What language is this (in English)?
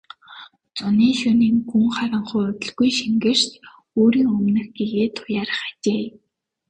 Mongolian